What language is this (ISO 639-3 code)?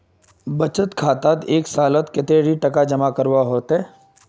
mag